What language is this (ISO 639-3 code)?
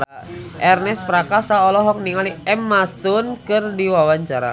sun